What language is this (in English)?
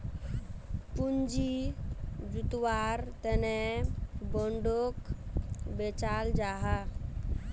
Magahi